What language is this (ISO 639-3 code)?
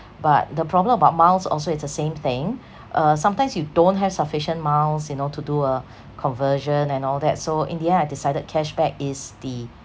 eng